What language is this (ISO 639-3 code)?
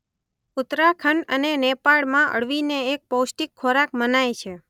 guj